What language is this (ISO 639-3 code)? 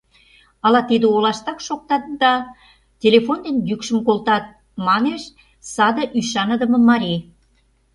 chm